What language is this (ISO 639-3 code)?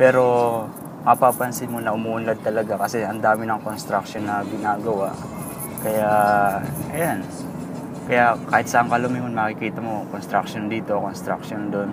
fil